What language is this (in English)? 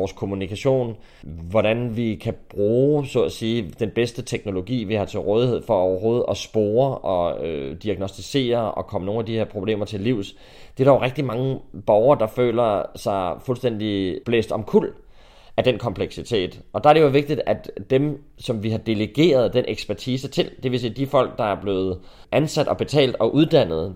Danish